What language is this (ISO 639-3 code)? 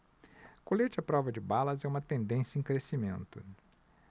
por